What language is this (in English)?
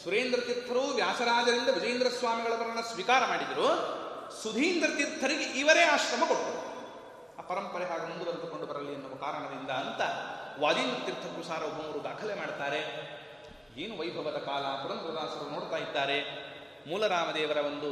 Kannada